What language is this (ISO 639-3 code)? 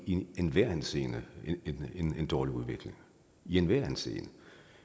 dan